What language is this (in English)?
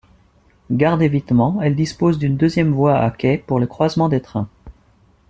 French